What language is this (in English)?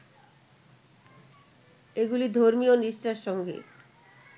Bangla